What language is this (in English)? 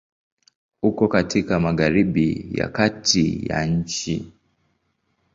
Swahili